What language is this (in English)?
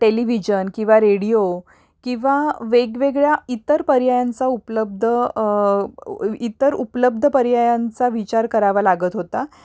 Marathi